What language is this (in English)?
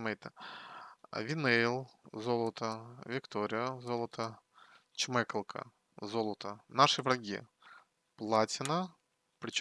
Russian